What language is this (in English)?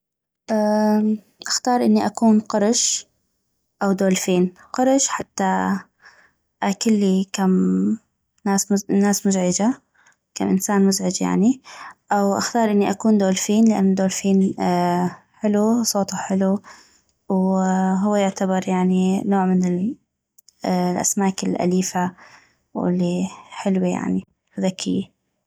North Mesopotamian Arabic